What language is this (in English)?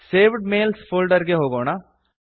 Kannada